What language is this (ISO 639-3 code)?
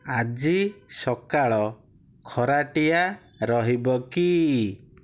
ori